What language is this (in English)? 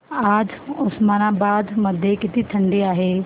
Marathi